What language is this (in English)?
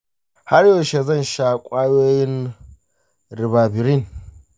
Hausa